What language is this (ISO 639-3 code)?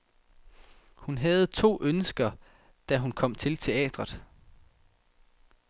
dan